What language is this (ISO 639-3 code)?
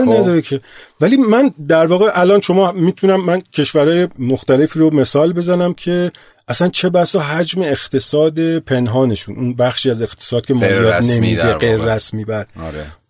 fas